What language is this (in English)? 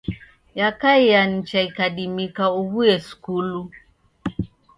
Taita